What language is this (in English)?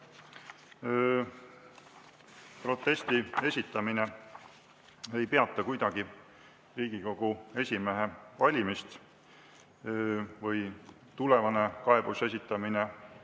Estonian